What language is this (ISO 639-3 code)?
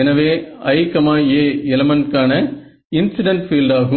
tam